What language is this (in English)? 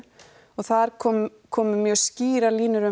Icelandic